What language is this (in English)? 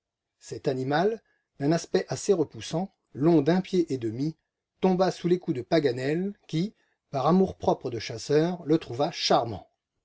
French